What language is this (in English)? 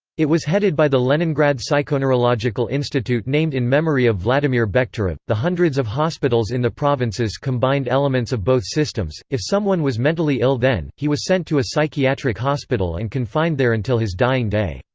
English